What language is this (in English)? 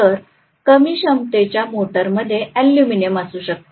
Marathi